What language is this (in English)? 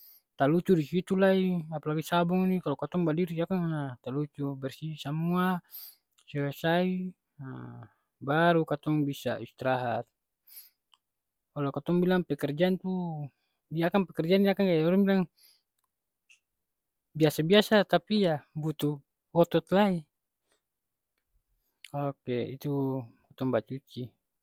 Ambonese Malay